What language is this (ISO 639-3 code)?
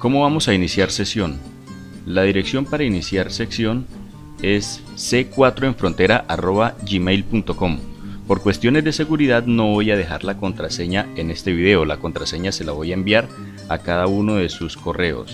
spa